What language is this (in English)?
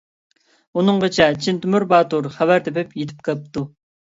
Uyghur